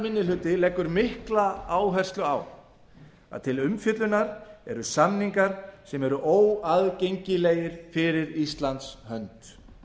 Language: Icelandic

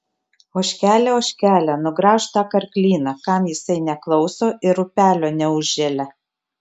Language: Lithuanian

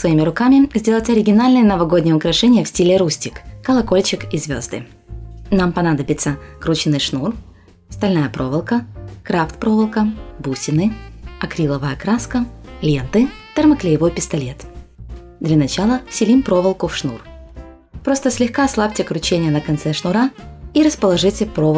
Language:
Russian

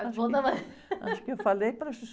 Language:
Portuguese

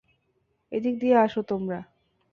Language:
Bangla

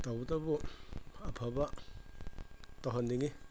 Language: Manipuri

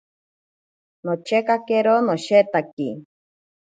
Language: Ashéninka Perené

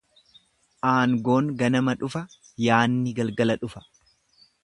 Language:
Oromo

